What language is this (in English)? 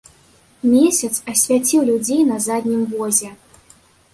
Belarusian